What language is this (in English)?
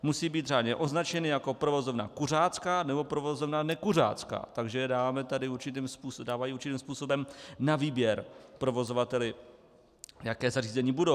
Czech